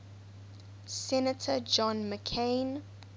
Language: English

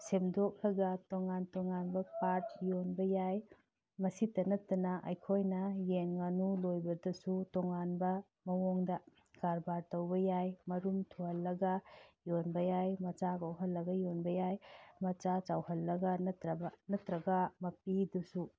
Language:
Manipuri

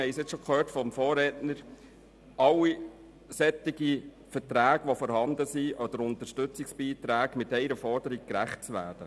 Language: Swiss German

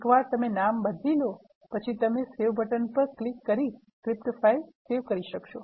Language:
Gujarati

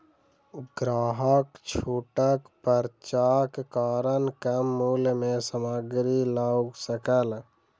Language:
Maithili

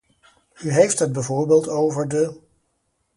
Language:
Dutch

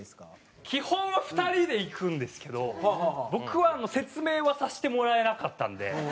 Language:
Japanese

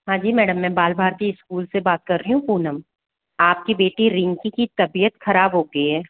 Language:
Hindi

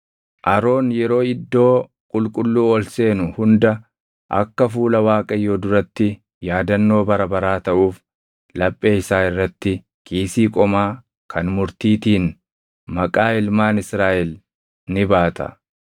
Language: Oromo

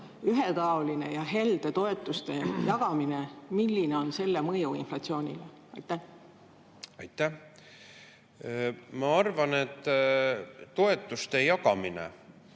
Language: Estonian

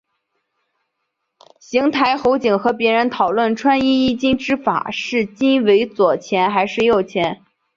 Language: Chinese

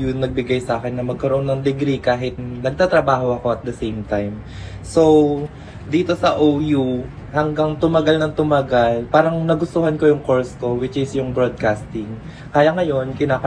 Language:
Filipino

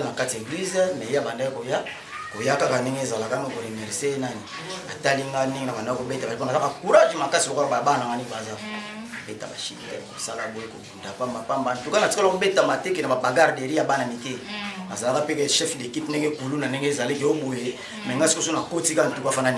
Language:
French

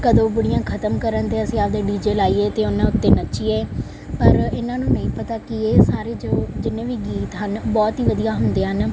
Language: Punjabi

